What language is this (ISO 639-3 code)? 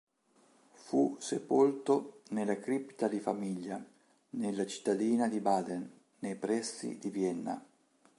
ita